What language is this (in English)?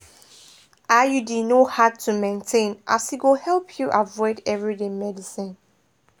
Nigerian Pidgin